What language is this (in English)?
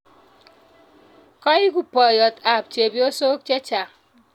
Kalenjin